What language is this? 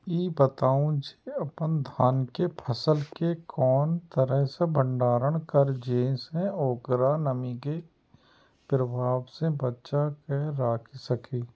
Maithili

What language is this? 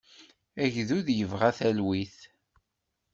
Kabyle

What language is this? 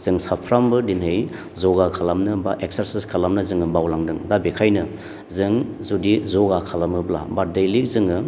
Bodo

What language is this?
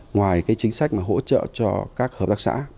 Vietnamese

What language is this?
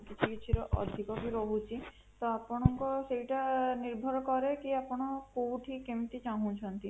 Odia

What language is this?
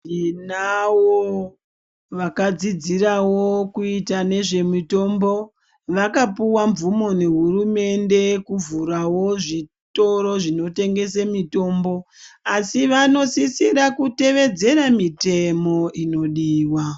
Ndau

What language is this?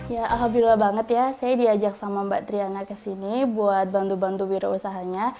Indonesian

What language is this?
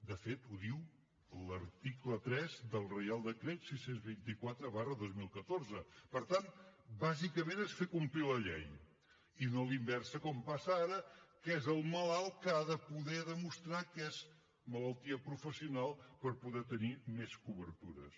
Catalan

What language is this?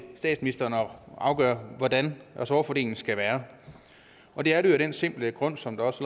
Danish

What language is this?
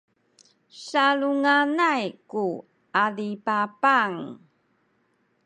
Sakizaya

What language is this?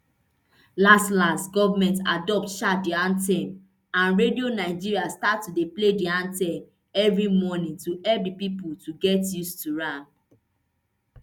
Nigerian Pidgin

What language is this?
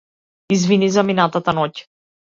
Macedonian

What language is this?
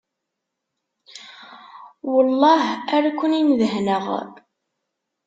Kabyle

